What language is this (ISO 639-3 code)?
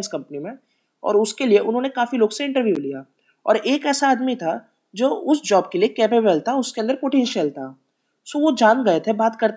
hin